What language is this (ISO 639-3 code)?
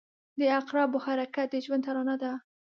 pus